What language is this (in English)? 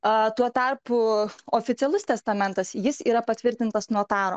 Lithuanian